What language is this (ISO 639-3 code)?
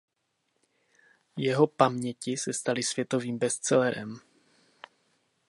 ces